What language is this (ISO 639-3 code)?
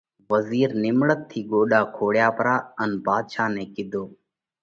kvx